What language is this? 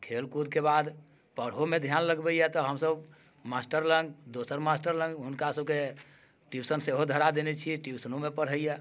Maithili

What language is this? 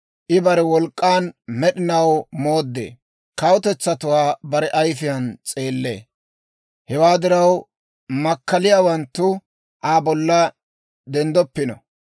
Dawro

